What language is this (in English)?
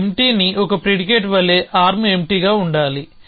Telugu